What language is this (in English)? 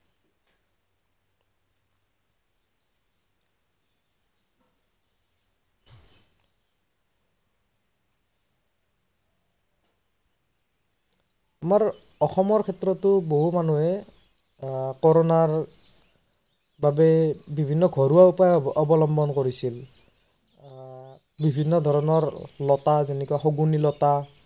Assamese